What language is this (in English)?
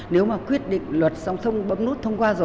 Vietnamese